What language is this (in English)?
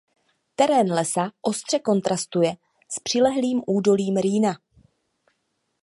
Czech